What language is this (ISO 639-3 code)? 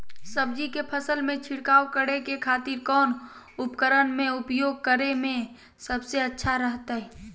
mag